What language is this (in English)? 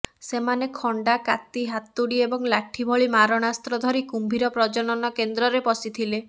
Odia